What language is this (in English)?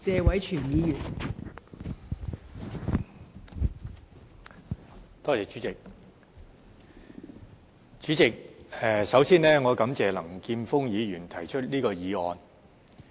Cantonese